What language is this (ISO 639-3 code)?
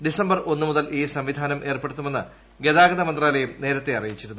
mal